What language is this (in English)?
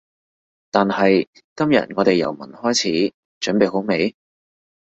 Cantonese